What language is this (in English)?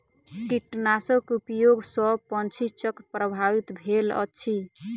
Maithili